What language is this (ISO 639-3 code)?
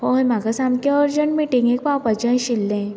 kok